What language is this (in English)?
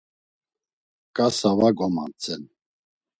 Laz